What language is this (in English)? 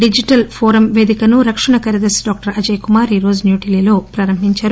Telugu